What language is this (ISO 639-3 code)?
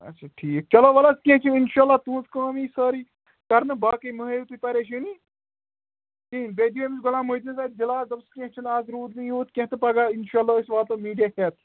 kas